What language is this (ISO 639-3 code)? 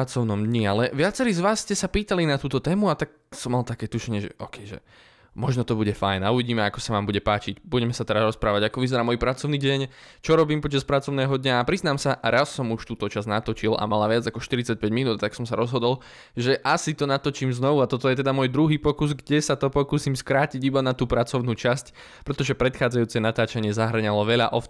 slk